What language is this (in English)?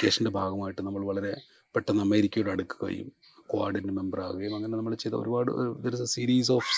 Malayalam